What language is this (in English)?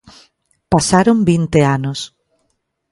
Galician